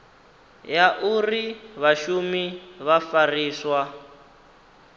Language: Venda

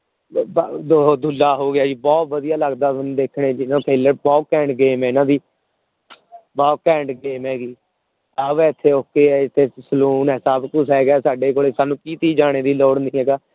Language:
Punjabi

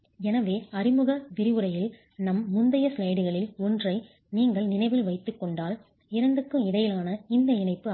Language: Tamil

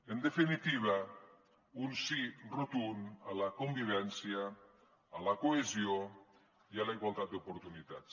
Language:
Catalan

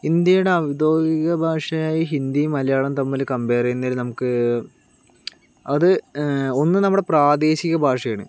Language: Malayalam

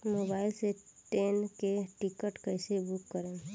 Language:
Bhojpuri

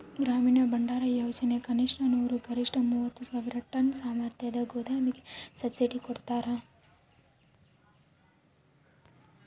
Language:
Kannada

